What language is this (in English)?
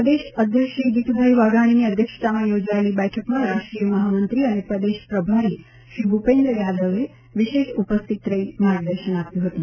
Gujarati